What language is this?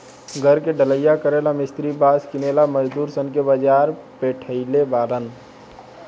Bhojpuri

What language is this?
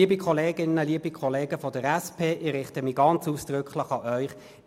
Swiss German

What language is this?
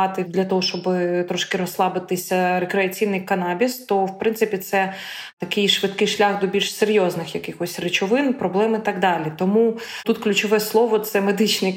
Ukrainian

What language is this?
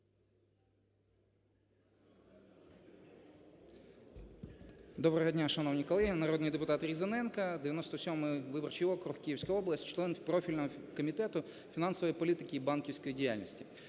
Ukrainian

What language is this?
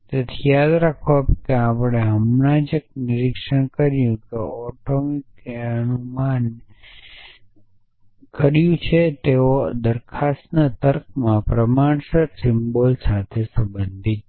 Gujarati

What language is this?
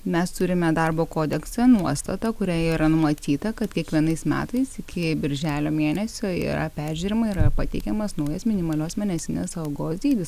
Lithuanian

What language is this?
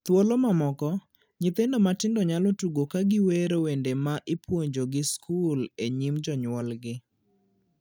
Luo (Kenya and Tanzania)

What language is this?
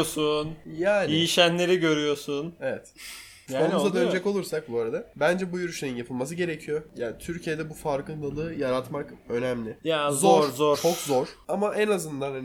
Turkish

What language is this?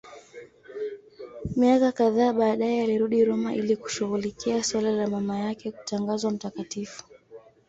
Swahili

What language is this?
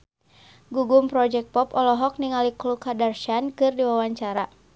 Sundanese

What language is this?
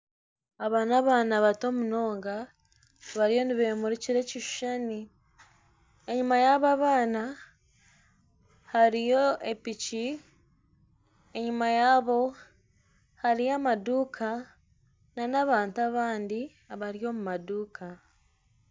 Nyankole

